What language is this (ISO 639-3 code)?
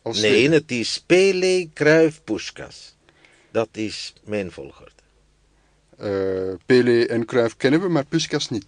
nld